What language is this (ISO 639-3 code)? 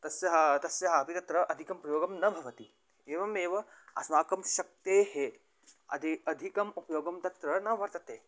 san